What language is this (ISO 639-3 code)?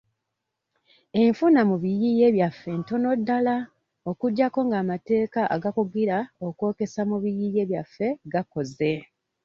lug